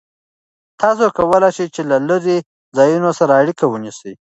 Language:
Pashto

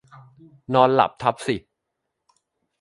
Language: Thai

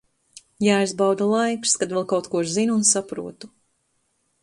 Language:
Latvian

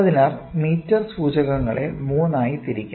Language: Malayalam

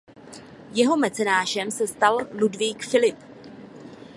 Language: Czech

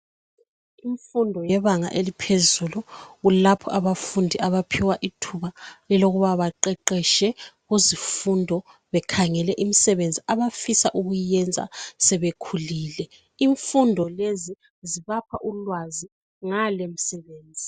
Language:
North Ndebele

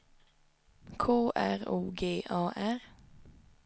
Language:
Swedish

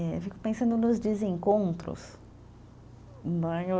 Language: Portuguese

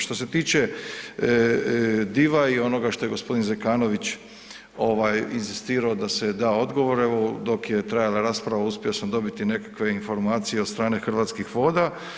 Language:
Croatian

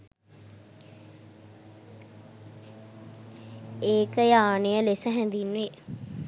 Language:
Sinhala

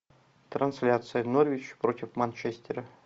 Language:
Russian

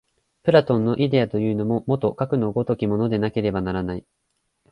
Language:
Japanese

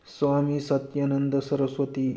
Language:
Manipuri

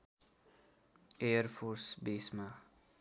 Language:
Nepali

